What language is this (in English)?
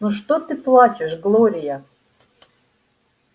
Russian